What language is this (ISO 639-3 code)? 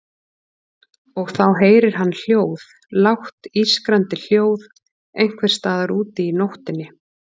isl